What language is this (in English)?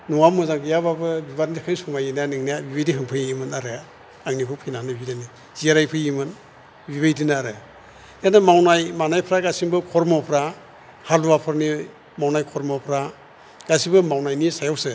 Bodo